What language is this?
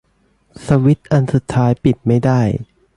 Thai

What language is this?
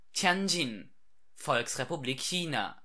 German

